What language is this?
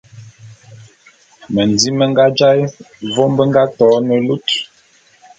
Bulu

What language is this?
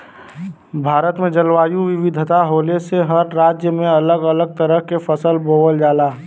Bhojpuri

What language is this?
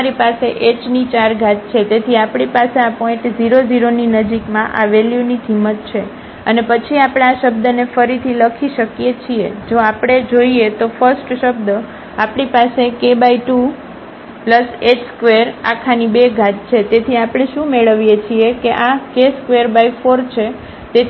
Gujarati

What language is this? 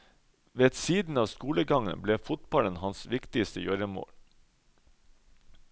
Norwegian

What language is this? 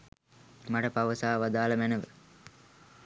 Sinhala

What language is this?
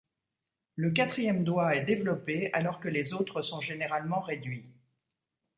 French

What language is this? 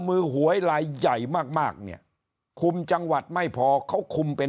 Thai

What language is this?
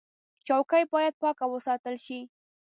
Pashto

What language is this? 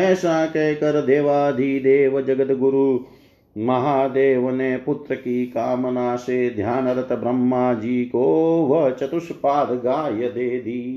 Hindi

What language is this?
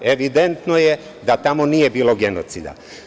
Serbian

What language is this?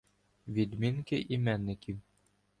Ukrainian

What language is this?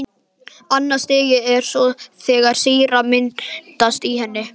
Icelandic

